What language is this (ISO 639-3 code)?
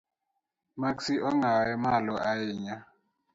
luo